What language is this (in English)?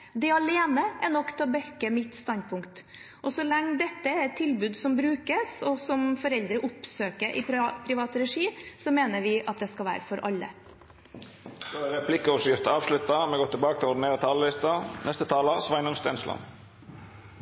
Norwegian